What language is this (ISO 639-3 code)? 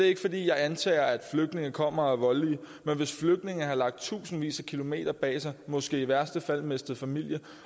dan